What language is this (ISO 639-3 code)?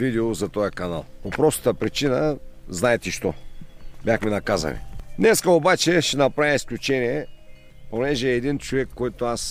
bul